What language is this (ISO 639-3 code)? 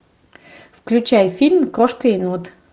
rus